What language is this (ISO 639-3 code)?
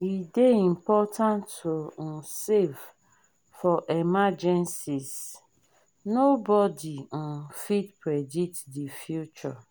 pcm